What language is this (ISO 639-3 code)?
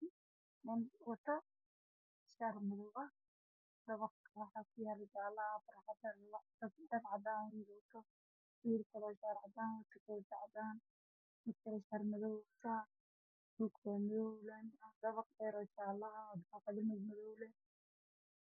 som